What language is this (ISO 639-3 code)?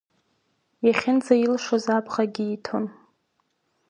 abk